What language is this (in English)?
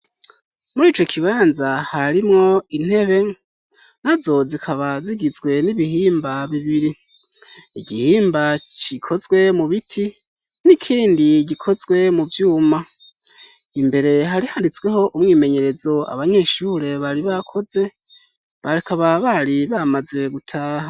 Rundi